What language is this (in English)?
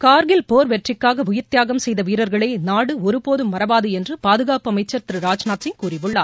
Tamil